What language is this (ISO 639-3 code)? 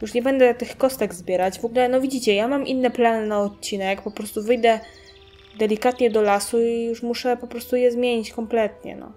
pol